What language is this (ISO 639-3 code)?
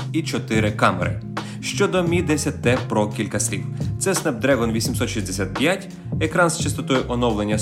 ukr